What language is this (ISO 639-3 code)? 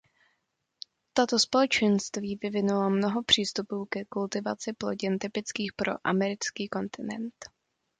ces